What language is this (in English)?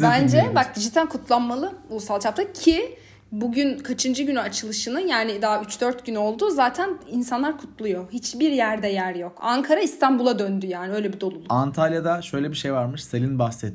Turkish